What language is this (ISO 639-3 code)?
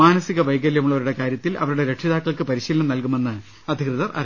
mal